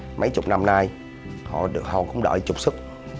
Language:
Vietnamese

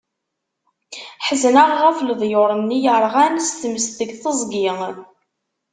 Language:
Kabyle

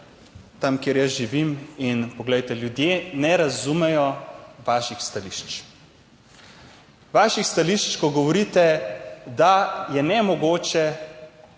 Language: Slovenian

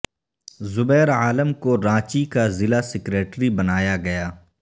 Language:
Urdu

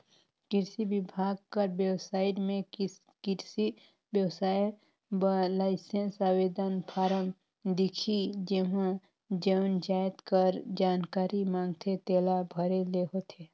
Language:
Chhattisgarhi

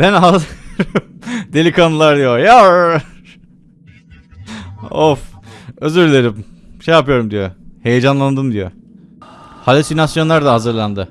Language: Turkish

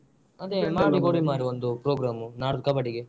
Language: Kannada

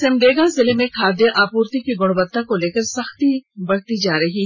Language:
Hindi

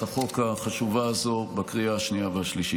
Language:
Hebrew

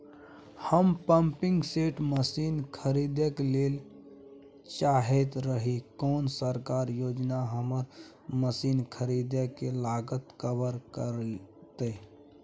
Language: Maithili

